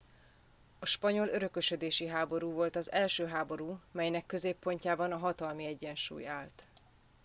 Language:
Hungarian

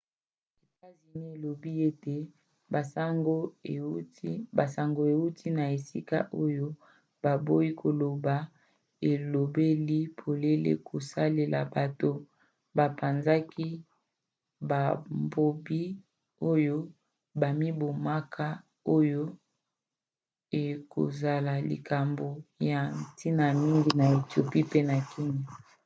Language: Lingala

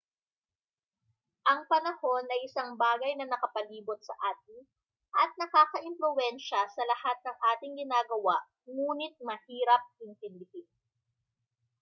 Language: Filipino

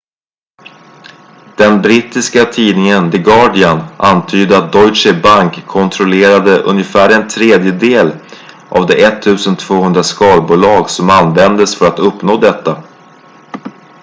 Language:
Swedish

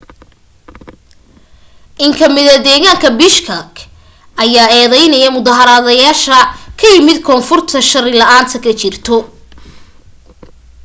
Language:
Somali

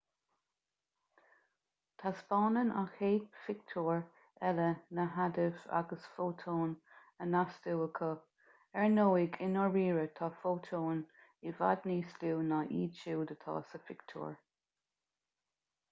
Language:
Irish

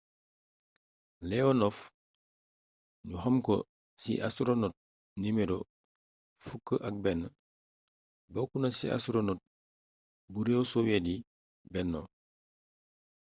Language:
Wolof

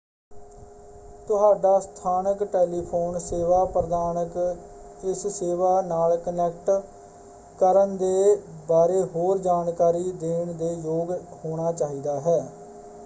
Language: Punjabi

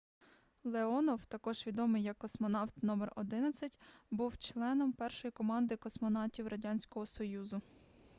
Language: Ukrainian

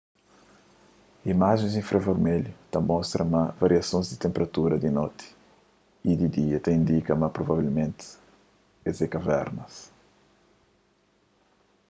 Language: Kabuverdianu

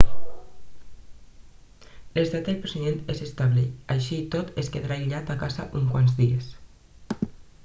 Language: Catalan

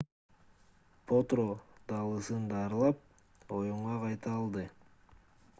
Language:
Kyrgyz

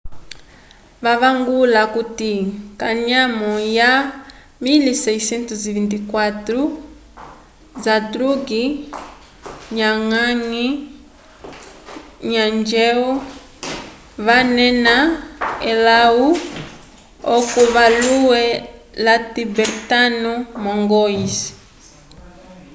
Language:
Umbundu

